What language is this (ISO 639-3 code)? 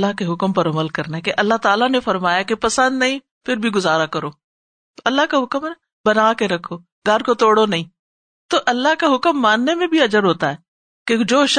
urd